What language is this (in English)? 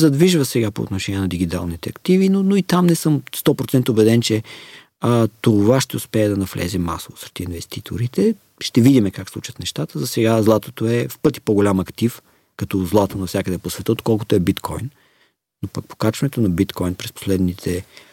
Bulgarian